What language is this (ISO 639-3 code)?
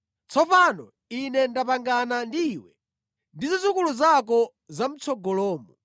nya